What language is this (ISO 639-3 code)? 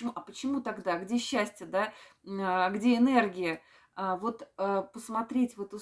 rus